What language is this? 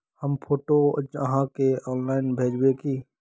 Magahi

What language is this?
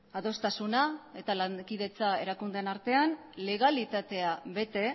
Basque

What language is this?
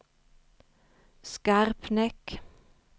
Swedish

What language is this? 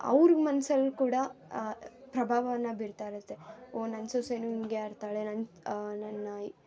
Kannada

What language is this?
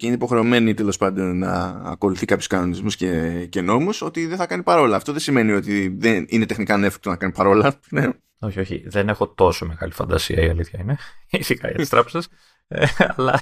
Greek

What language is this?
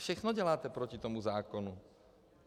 Czech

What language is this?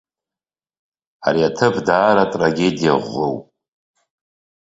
Abkhazian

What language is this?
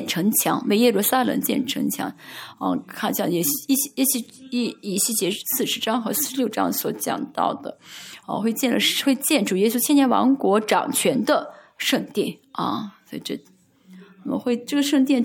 Chinese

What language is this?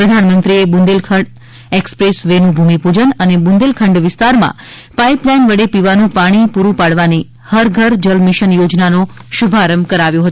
Gujarati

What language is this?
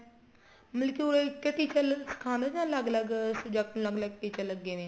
Punjabi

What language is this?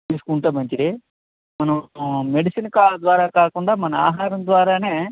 Telugu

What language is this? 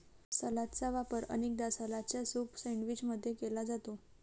Marathi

